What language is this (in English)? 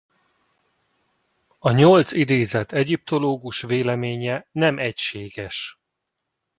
Hungarian